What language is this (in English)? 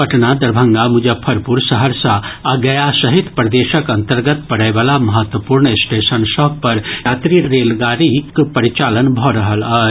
Maithili